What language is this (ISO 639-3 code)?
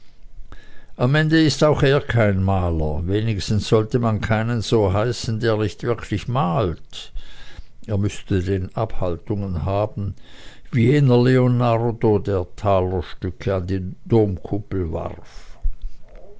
deu